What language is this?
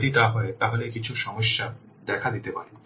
Bangla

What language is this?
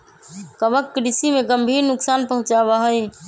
Magahi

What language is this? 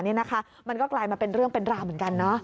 Thai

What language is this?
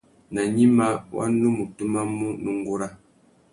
Tuki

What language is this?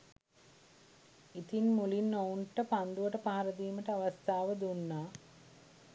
Sinhala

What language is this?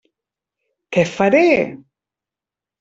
Catalan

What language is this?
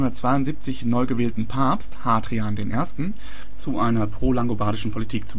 German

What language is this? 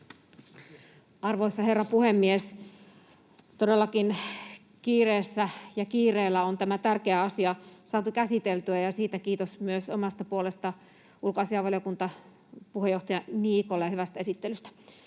Finnish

